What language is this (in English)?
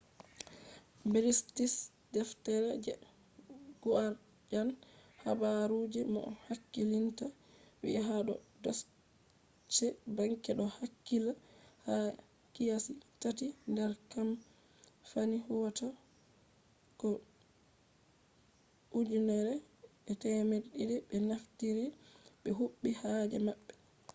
Fula